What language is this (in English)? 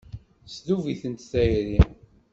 Kabyle